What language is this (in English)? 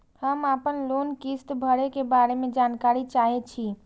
Maithili